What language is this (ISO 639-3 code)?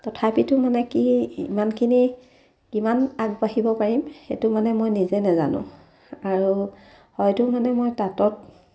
asm